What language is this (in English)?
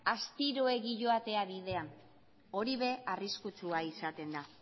Basque